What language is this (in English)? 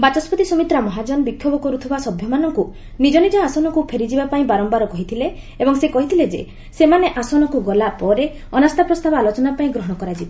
Odia